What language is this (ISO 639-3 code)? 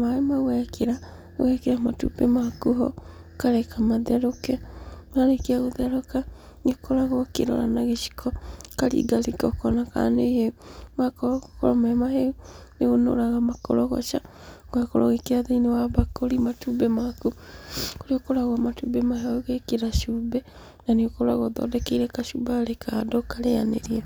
kik